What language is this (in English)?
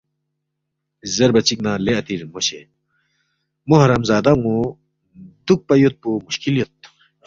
Balti